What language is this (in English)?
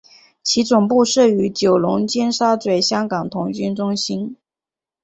Chinese